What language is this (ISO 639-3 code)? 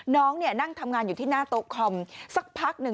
tha